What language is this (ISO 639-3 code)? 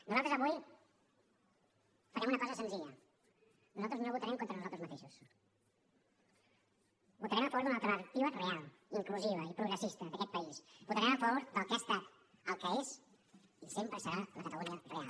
cat